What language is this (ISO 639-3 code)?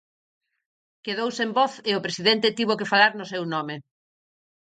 glg